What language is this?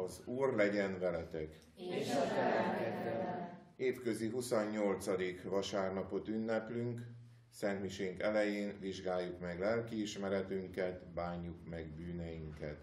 Hungarian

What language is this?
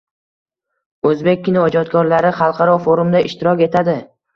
Uzbek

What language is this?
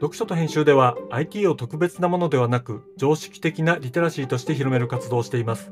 Japanese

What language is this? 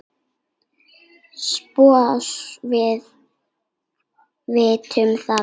Icelandic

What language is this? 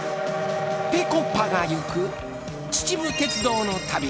Japanese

